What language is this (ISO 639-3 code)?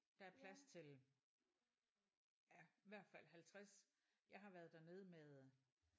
dan